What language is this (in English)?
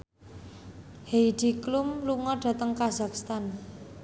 Javanese